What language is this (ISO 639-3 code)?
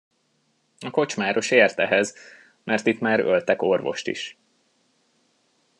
hun